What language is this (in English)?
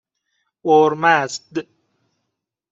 Persian